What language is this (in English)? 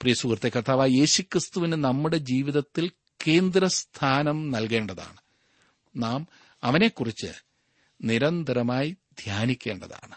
Malayalam